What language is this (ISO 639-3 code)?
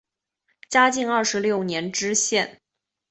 zho